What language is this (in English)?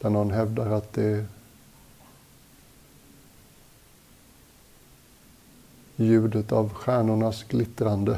Swedish